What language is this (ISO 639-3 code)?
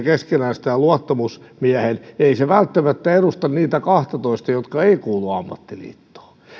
fin